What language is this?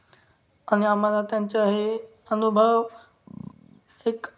Marathi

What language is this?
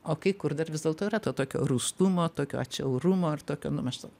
Lithuanian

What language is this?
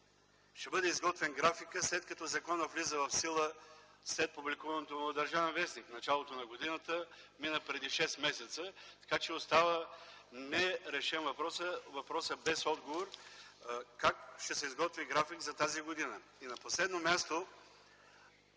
Bulgarian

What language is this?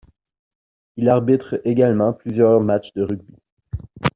French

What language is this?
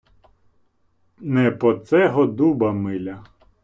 Ukrainian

